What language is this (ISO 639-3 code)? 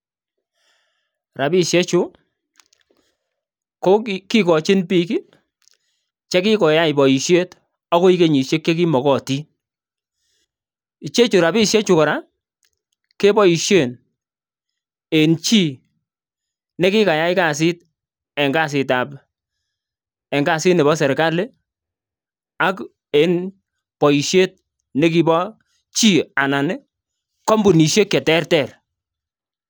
kln